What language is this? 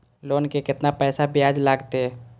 Maithili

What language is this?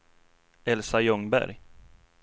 Swedish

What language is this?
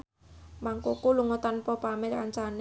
Javanese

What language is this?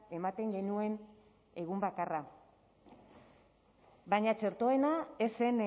Basque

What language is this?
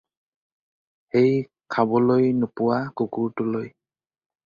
Assamese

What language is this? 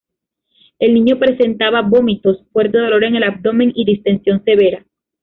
Spanish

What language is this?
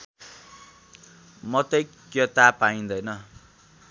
Nepali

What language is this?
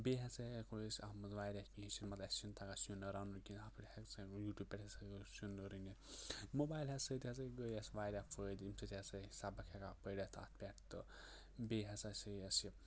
Kashmiri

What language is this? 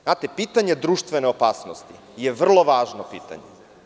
Serbian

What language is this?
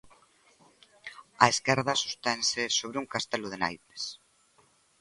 Galician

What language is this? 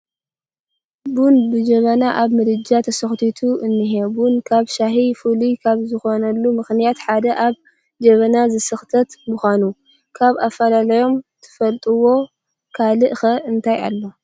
Tigrinya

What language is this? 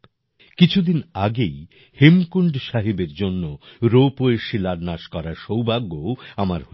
Bangla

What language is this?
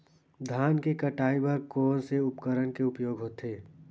Chhattisgarhi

